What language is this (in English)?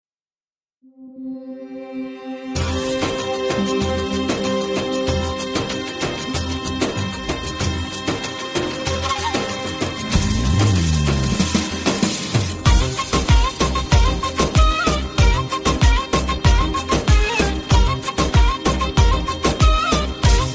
Turkish